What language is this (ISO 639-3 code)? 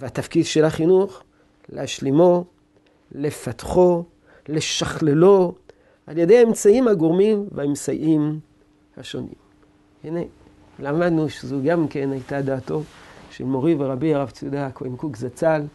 heb